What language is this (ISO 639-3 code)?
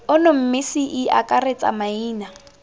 tsn